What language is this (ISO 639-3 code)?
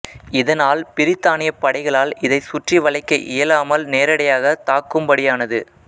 tam